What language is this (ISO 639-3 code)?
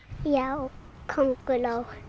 isl